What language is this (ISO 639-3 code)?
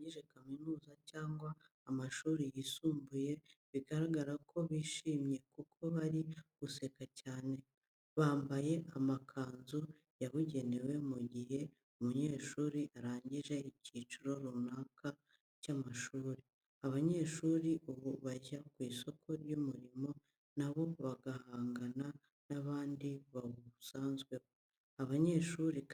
kin